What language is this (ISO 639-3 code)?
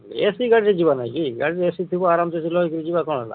ori